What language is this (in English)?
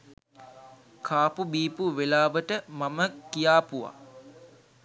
Sinhala